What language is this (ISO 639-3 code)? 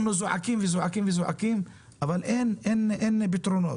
heb